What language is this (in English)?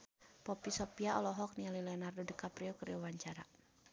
Sundanese